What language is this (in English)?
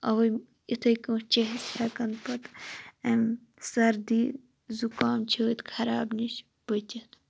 Kashmiri